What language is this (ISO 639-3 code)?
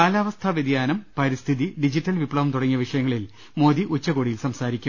mal